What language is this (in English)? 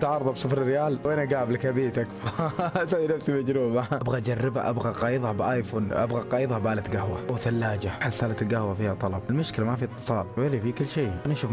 Arabic